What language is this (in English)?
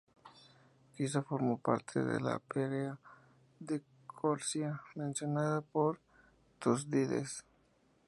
Spanish